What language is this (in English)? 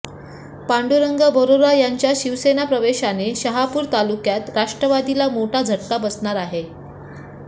Marathi